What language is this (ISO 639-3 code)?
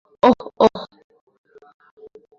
ben